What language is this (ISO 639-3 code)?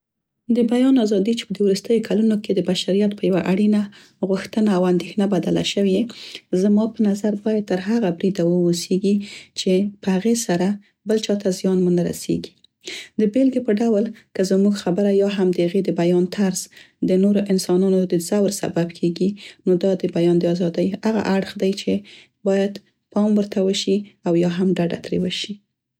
pst